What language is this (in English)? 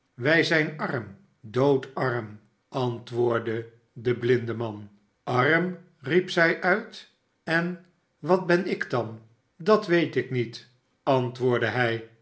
Dutch